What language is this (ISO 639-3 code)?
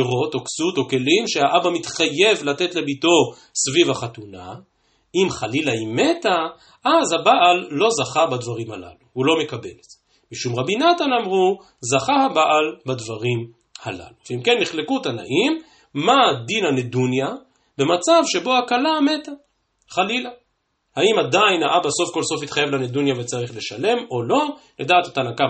heb